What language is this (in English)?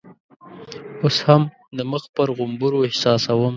Pashto